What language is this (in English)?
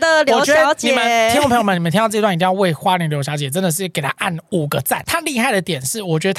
Chinese